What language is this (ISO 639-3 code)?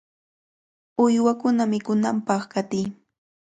qvl